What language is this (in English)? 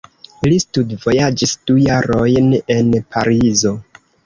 Esperanto